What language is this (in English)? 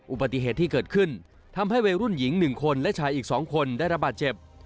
Thai